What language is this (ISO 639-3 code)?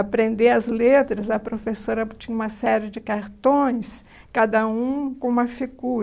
por